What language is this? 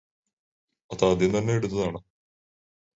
Malayalam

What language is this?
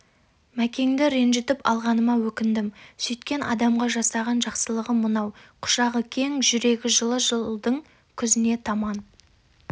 Kazakh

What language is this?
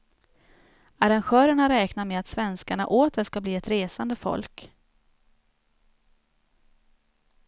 Swedish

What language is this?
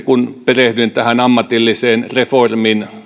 Finnish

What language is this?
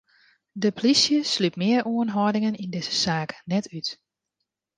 Western Frisian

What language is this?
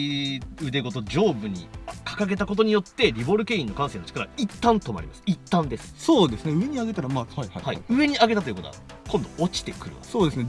Japanese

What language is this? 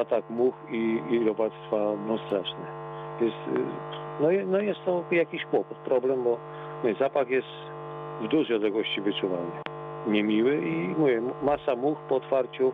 Polish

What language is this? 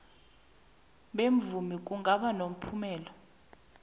South Ndebele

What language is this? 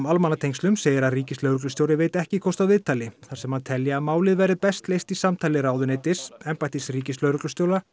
Icelandic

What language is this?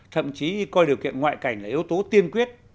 Vietnamese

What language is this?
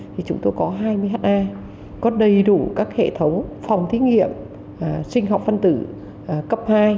Vietnamese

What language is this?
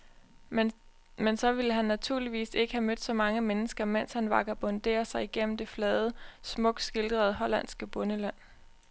Danish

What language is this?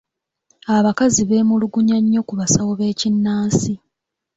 Ganda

